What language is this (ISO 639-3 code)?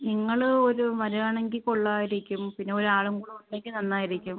mal